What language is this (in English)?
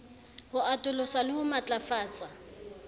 Southern Sotho